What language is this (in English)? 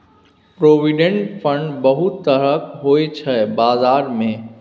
Maithili